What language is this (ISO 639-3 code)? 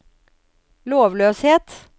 nor